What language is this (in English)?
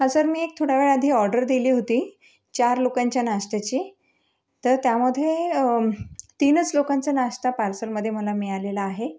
Marathi